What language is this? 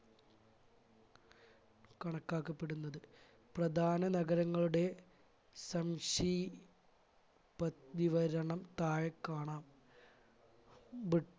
Malayalam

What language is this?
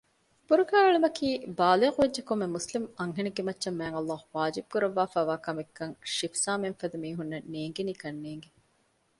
Divehi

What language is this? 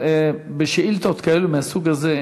Hebrew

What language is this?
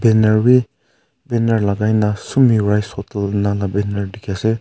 Naga Pidgin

